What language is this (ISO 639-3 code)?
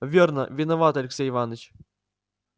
rus